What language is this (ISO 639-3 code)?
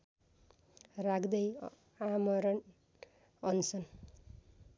nep